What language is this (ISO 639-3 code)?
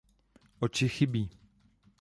ces